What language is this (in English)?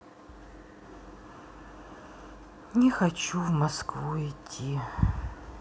Russian